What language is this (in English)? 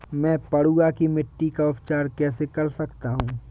Hindi